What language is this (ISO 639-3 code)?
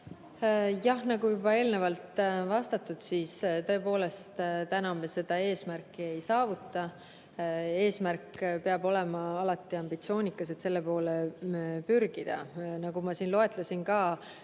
est